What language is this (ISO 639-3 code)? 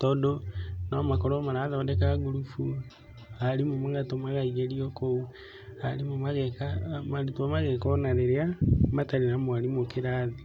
kik